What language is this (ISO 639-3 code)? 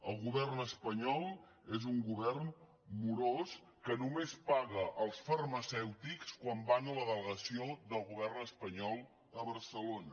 cat